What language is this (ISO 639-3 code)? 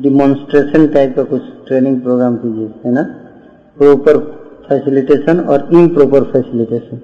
hin